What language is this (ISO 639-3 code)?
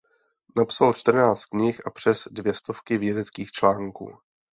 ces